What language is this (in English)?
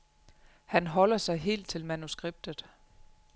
Danish